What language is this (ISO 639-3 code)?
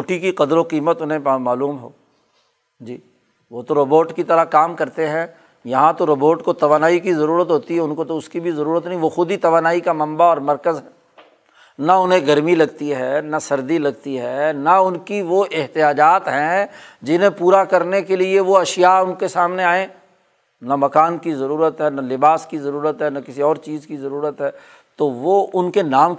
urd